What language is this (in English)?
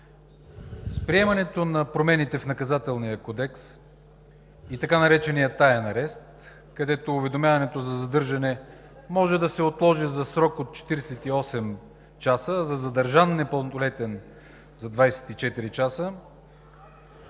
Bulgarian